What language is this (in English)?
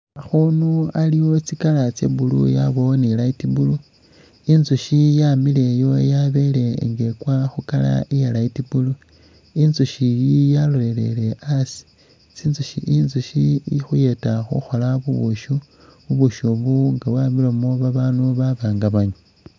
Masaaba